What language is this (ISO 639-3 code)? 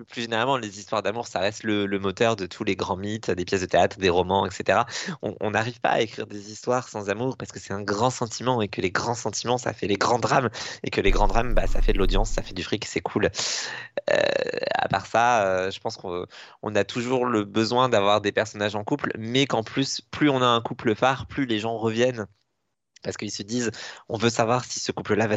fra